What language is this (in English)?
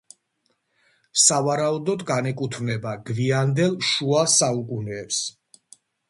Georgian